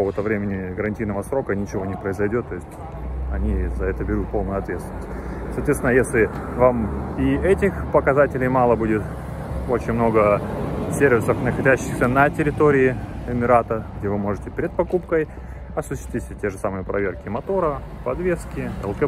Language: Russian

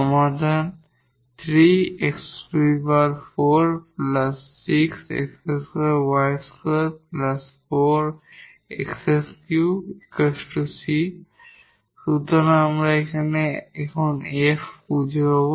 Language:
Bangla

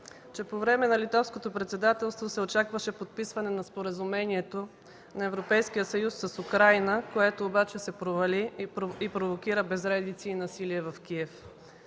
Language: Bulgarian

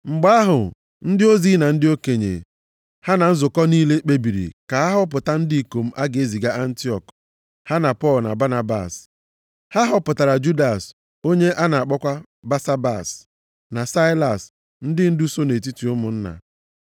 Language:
Igbo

